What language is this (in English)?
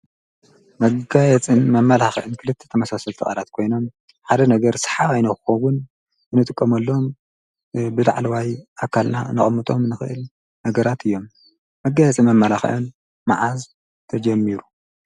Tigrinya